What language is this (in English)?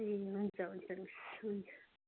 Nepali